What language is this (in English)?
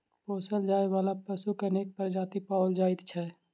Maithili